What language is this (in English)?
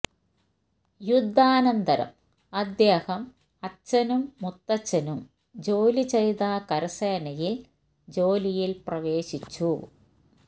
Malayalam